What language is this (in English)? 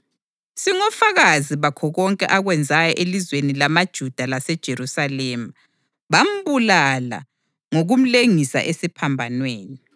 North Ndebele